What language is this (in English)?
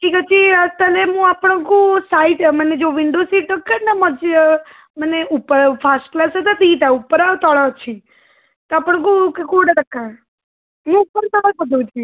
Odia